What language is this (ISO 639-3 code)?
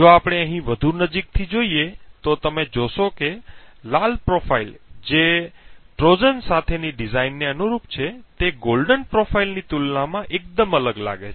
guj